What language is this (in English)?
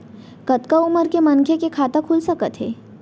Chhattisgarhi